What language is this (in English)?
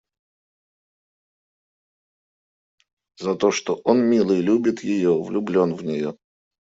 Russian